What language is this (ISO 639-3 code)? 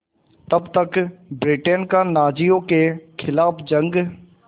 hin